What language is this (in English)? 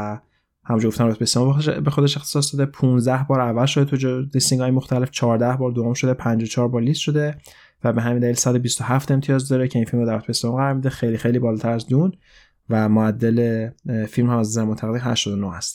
Persian